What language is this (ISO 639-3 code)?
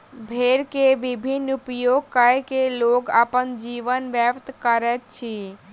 mai